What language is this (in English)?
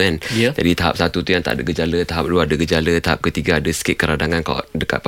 Malay